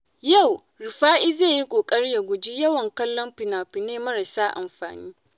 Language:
Hausa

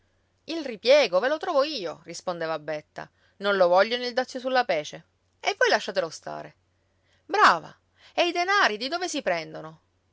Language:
Italian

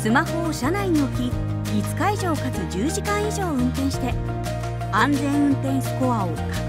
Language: Japanese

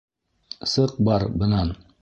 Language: Bashkir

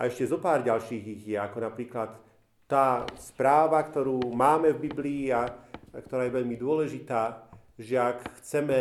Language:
Slovak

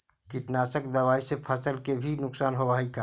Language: Magahi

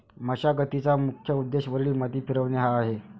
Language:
Marathi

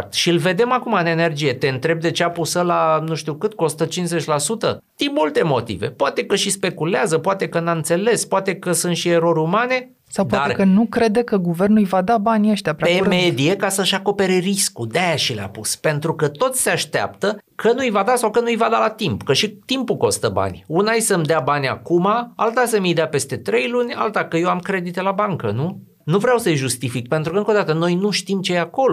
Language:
Romanian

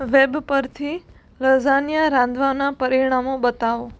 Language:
Gujarati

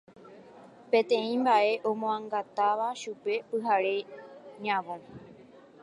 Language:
Guarani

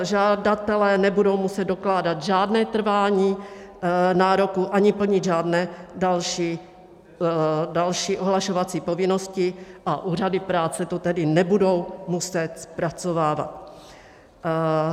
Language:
Czech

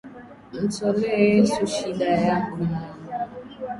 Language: Swahili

